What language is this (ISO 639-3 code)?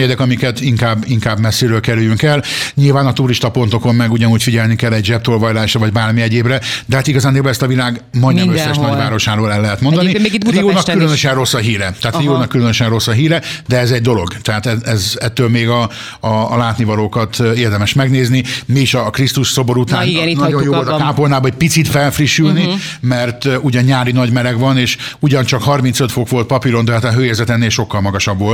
hun